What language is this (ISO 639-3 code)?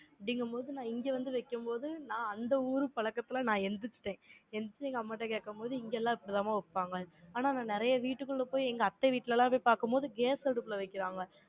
tam